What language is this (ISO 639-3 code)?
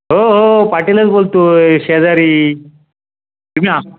mar